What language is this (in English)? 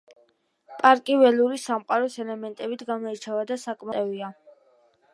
Georgian